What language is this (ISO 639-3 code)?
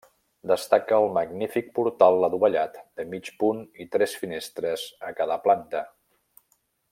cat